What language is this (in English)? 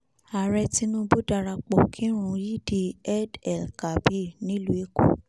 Yoruba